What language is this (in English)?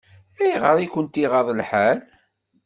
Kabyle